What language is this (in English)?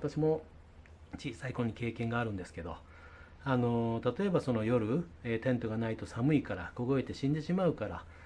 Japanese